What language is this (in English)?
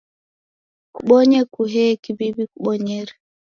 Taita